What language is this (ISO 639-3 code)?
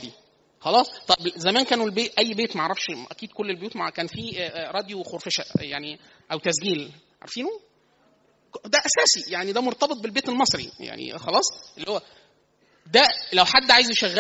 ara